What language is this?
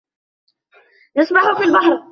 Arabic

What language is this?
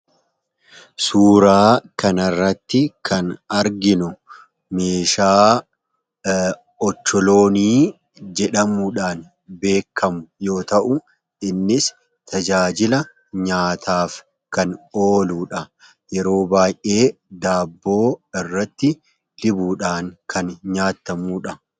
Oromo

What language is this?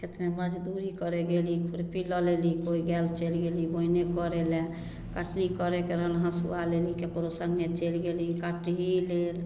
Maithili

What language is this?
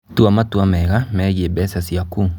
Kikuyu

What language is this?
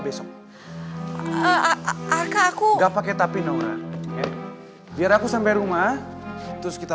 Indonesian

